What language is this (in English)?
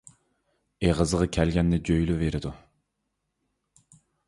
Uyghur